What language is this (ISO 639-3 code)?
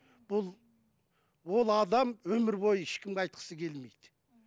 kaz